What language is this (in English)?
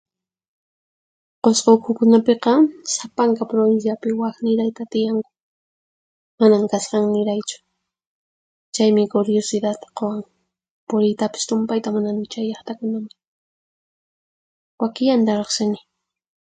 Puno Quechua